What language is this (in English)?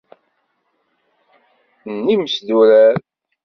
Kabyle